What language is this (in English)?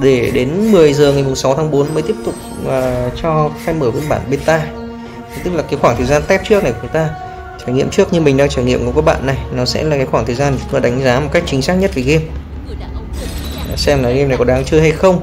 Vietnamese